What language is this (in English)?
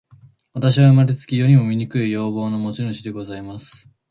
Japanese